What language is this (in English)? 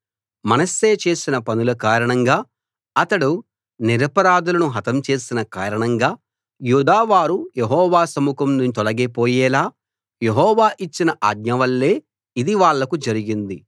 Telugu